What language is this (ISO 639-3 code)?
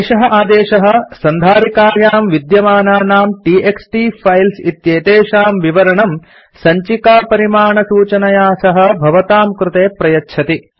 san